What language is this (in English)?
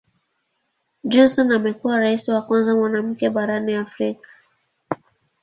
Swahili